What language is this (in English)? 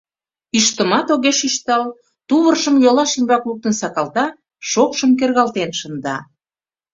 Mari